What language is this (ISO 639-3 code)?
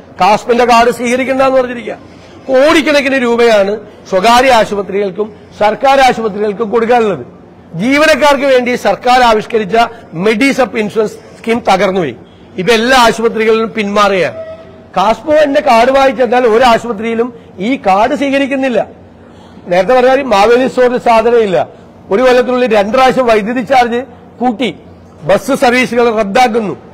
mal